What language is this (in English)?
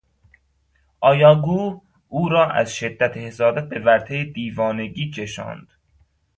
Persian